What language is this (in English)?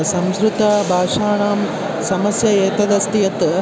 Sanskrit